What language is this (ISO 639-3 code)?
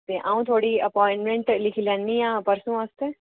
doi